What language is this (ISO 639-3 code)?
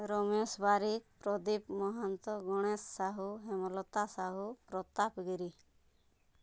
ori